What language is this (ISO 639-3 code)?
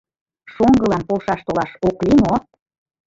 chm